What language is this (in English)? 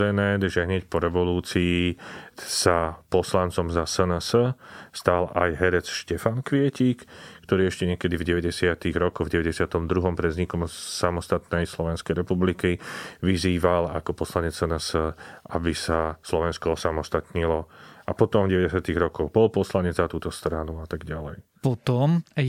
Slovak